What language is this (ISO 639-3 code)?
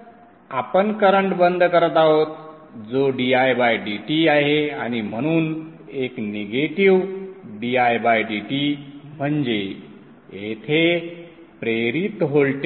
mar